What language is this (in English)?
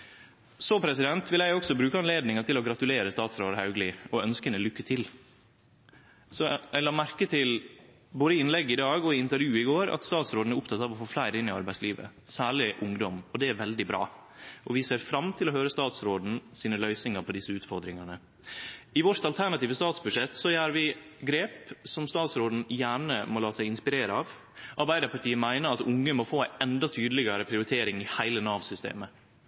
Norwegian Nynorsk